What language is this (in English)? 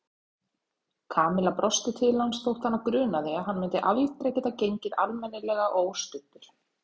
Icelandic